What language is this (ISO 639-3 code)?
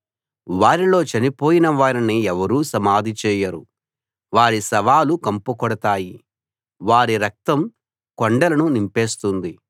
tel